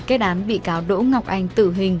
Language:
Vietnamese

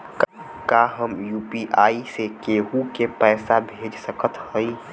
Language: Bhojpuri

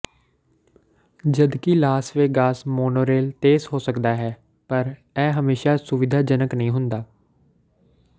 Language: Punjabi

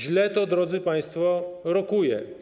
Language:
Polish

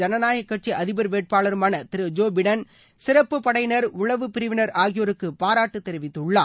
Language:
Tamil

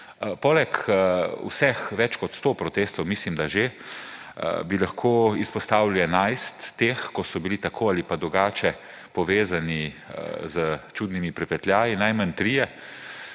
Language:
Slovenian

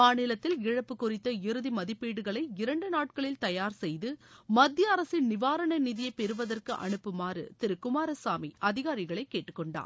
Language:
Tamil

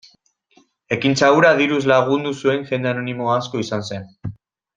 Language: Basque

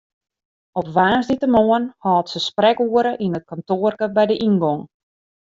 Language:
Western Frisian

